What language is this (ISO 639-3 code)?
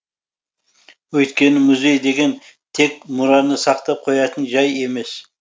kaz